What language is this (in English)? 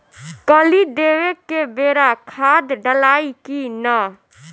Bhojpuri